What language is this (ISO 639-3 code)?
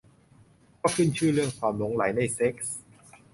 tha